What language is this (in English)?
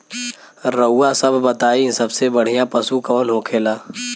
Bhojpuri